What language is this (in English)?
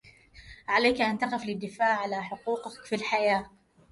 Arabic